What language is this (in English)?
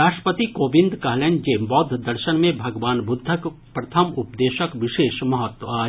Maithili